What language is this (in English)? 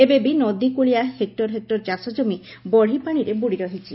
Odia